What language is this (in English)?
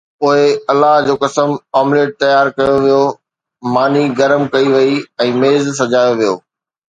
Sindhi